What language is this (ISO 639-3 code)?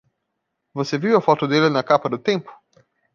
por